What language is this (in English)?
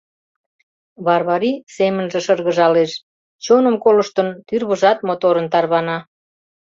Mari